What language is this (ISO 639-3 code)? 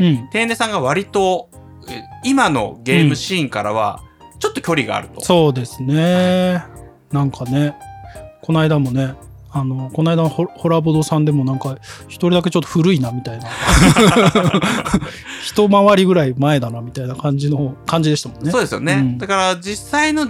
jpn